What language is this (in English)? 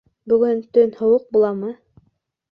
Bashkir